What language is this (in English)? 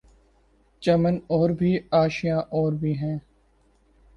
Urdu